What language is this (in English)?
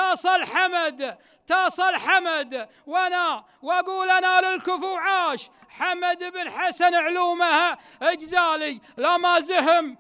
Arabic